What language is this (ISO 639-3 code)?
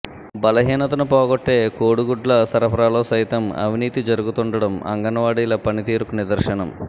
tel